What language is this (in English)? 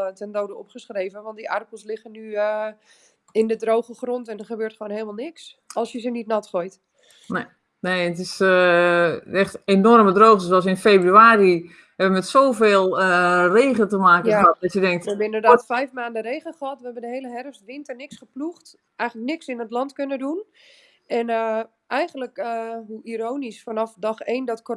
Dutch